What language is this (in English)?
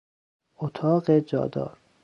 Persian